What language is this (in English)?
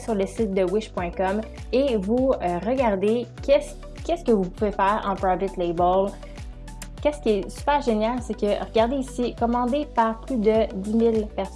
French